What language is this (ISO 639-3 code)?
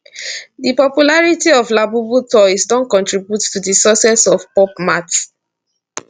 pcm